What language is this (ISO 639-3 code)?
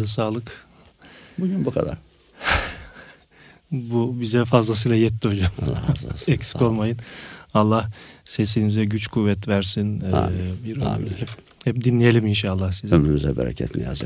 tur